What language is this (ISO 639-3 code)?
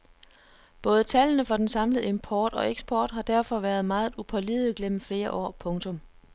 dan